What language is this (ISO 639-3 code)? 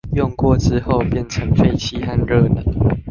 zho